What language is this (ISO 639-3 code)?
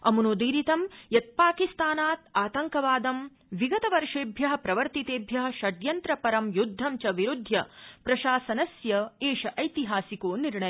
san